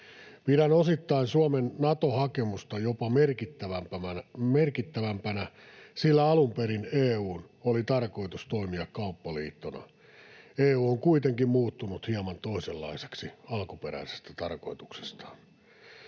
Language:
Finnish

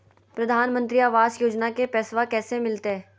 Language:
Magahi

